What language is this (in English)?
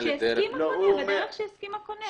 Hebrew